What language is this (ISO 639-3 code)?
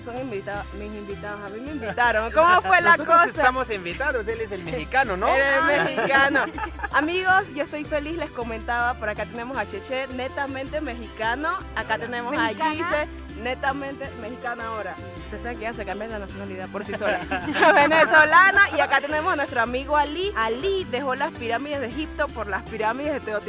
spa